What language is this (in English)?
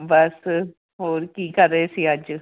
Punjabi